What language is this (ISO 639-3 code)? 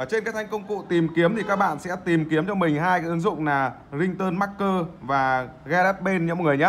vie